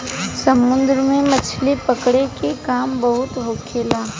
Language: Bhojpuri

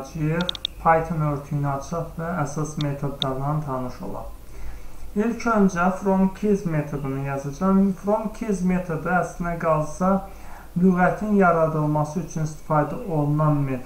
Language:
Turkish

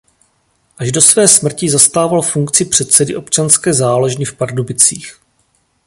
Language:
Czech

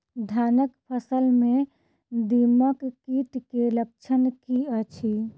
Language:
Maithili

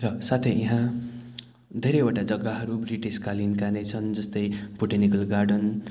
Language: Nepali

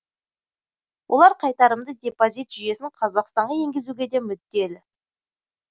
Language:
Kazakh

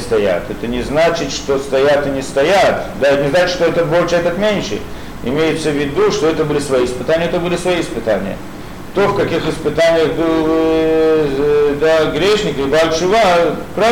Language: Russian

